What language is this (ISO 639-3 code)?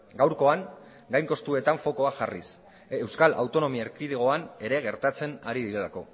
eus